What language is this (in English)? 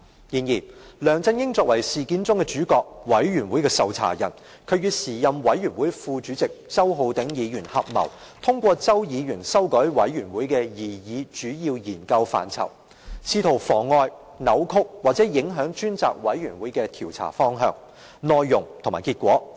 Cantonese